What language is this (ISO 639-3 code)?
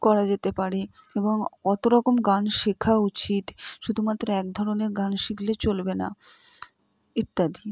ben